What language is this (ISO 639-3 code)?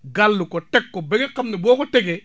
wol